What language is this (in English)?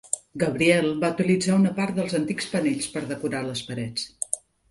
Catalan